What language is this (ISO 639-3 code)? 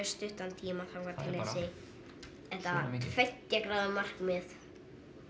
isl